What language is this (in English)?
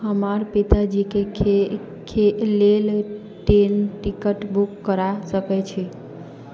Maithili